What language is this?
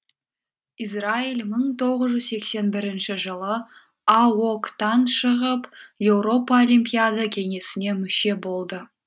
Kazakh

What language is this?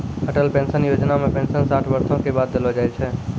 Maithili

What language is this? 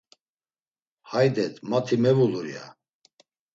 Laz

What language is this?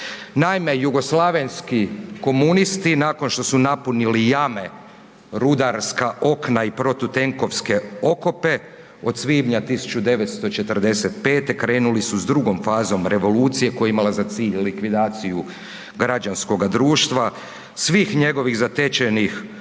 Croatian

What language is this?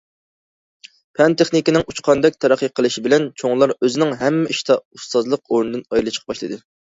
Uyghur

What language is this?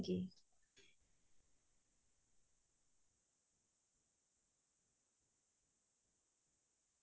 Assamese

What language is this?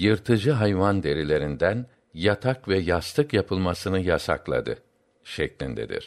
Turkish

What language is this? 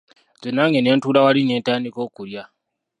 Ganda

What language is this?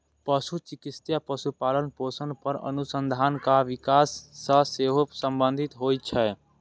Maithili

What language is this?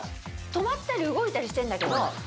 Japanese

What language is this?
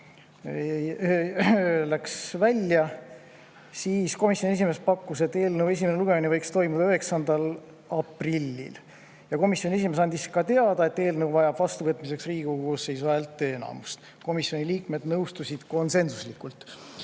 Estonian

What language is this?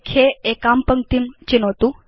Sanskrit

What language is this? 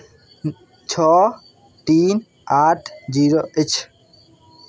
Maithili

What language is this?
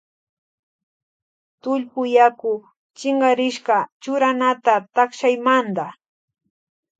Loja Highland Quichua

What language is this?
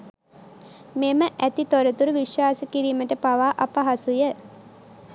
Sinhala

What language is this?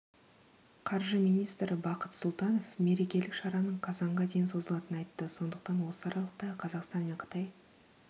Kazakh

